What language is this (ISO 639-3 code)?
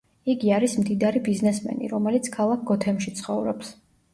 kat